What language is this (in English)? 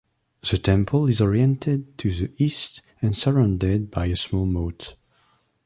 English